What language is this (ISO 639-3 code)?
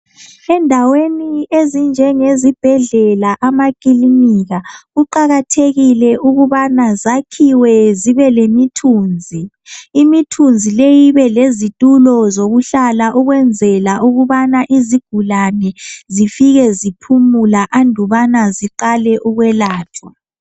nde